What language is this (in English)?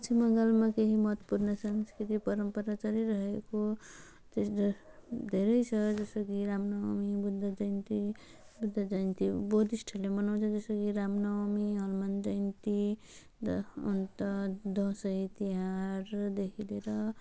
Nepali